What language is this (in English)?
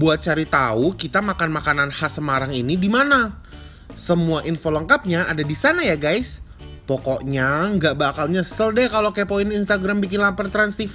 Indonesian